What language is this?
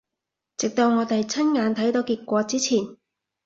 Cantonese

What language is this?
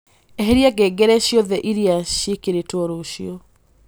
Kikuyu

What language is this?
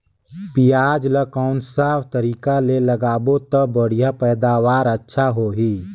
Chhattisgarhi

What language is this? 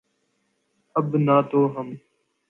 Urdu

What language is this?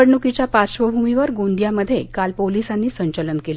Marathi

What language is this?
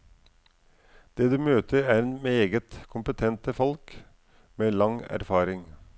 Norwegian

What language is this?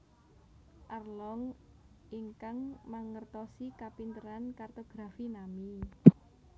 Javanese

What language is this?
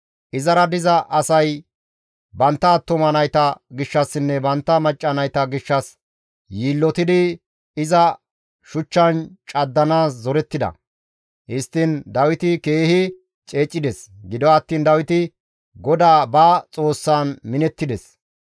Gamo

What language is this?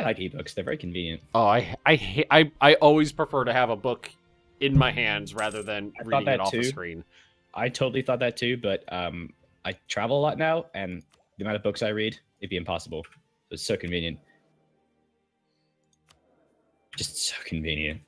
English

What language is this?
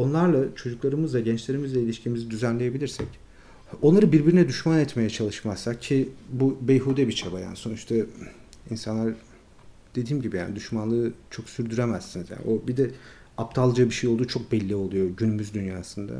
Turkish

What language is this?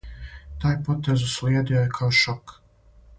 Serbian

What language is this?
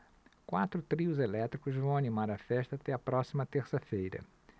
Portuguese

